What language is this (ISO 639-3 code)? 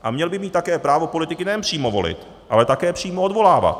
ces